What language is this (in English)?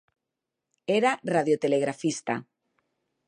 Galician